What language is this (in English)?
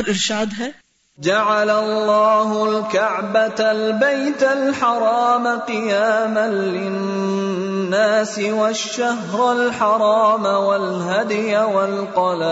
Urdu